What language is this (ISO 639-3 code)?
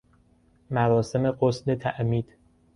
fas